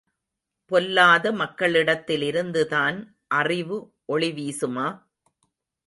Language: Tamil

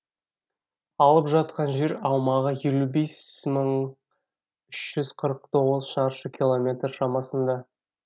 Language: Kazakh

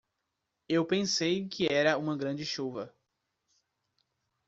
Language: Portuguese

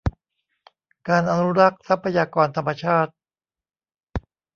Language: Thai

